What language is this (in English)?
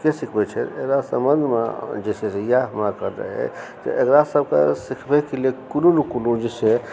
Maithili